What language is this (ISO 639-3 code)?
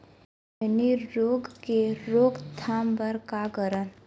hne